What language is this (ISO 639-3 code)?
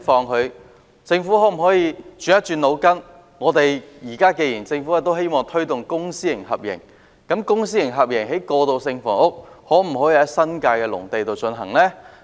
yue